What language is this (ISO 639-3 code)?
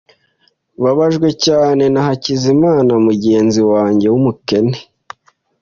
kin